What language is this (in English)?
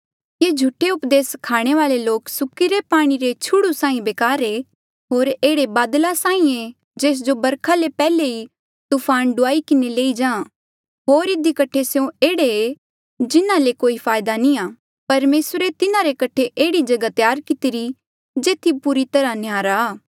Mandeali